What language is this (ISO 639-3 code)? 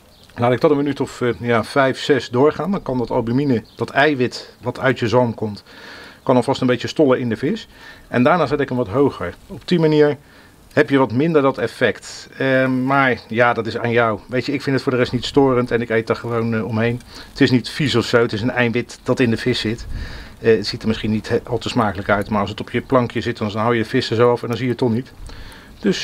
nld